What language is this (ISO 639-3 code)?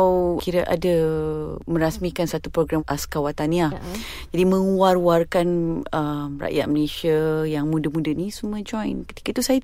msa